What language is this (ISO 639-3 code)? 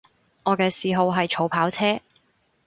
yue